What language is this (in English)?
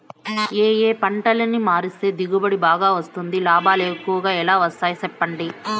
Telugu